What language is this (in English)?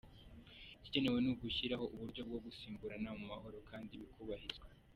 Kinyarwanda